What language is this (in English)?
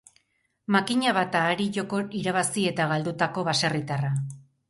Basque